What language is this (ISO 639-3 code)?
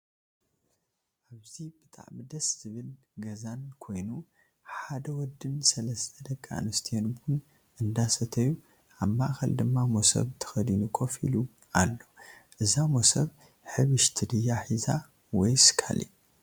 tir